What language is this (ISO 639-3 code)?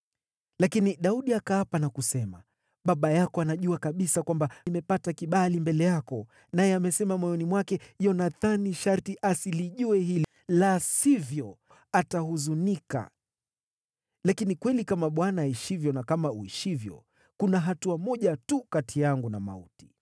swa